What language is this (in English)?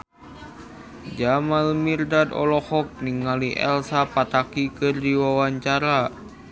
Sundanese